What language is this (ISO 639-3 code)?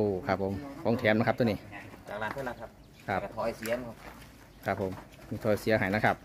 tha